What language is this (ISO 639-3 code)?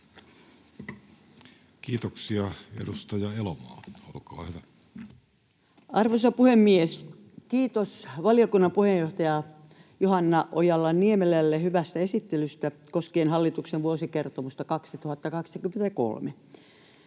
fin